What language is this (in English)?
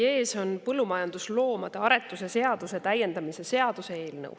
Estonian